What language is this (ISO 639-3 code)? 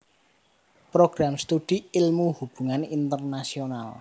jav